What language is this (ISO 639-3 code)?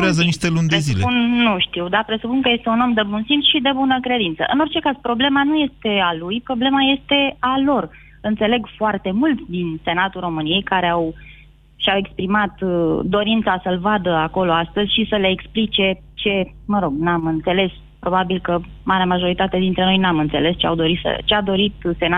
ron